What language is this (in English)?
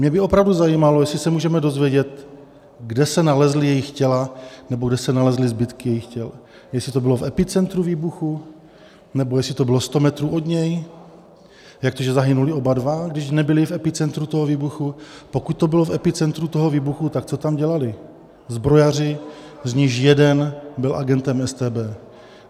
Czech